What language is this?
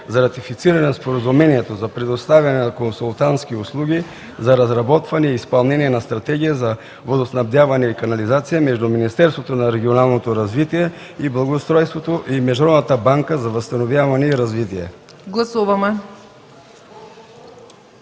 Bulgarian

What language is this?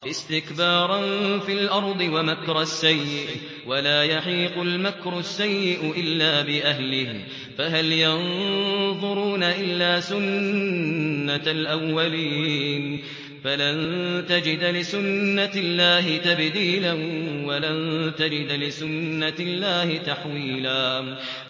Arabic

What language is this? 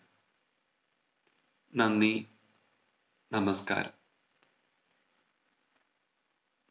Malayalam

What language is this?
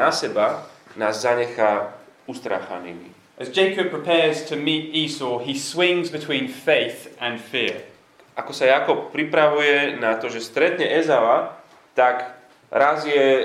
Slovak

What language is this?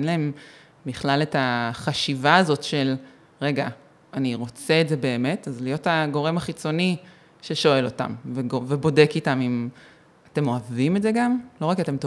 Hebrew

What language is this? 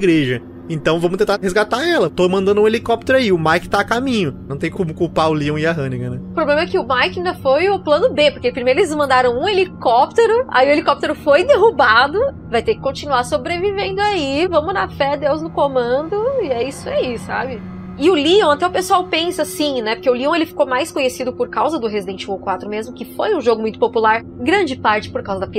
Portuguese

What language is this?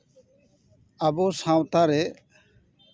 Santali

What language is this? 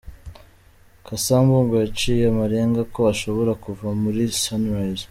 Kinyarwanda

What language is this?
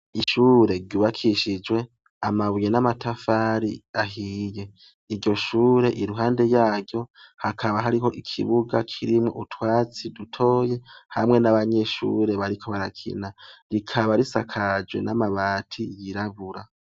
Rundi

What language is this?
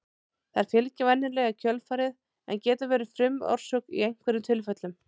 Icelandic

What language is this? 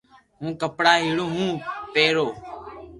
Loarki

